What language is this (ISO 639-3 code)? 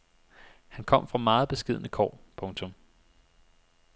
dan